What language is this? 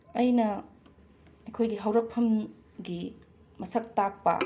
Manipuri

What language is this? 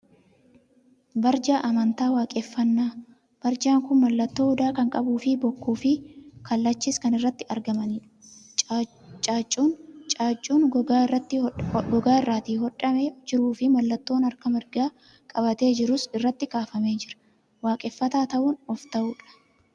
Oromo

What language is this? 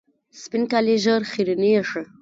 Pashto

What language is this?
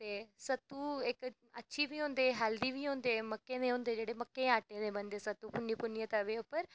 Dogri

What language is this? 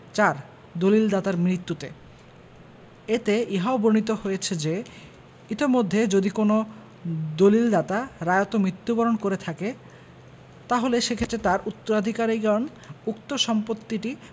Bangla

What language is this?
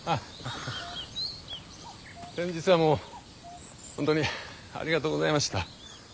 Japanese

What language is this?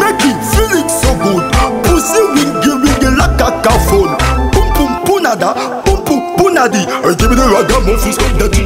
Romanian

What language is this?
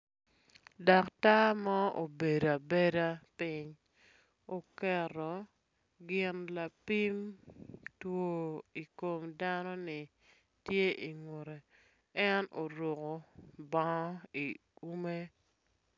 Acoli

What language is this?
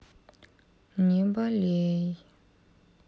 Russian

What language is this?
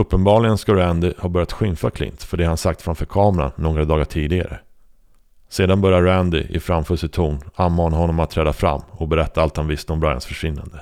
Swedish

